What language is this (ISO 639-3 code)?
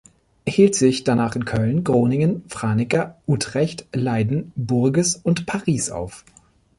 deu